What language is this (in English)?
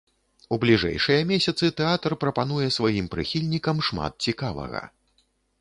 Belarusian